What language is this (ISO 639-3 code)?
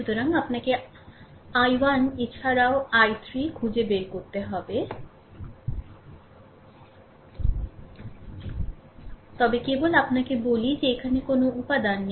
ben